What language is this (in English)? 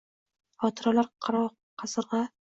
Uzbek